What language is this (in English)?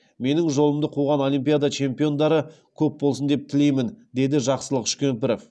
Kazakh